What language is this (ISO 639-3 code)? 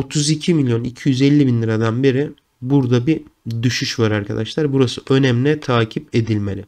tur